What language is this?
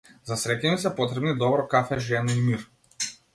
Macedonian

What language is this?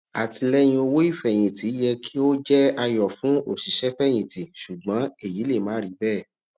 Yoruba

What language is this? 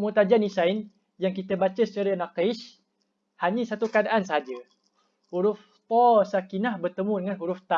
Malay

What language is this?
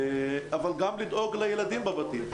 Hebrew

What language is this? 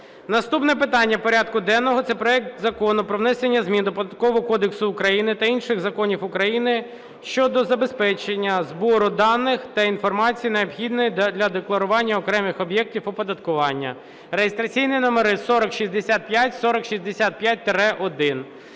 Ukrainian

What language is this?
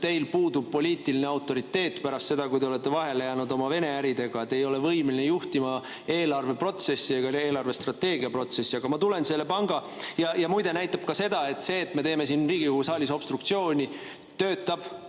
Estonian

